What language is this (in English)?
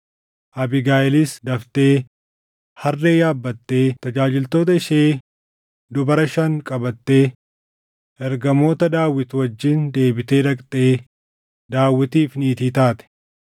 Oromo